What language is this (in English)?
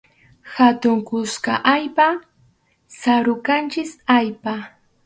Arequipa-La Unión Quechua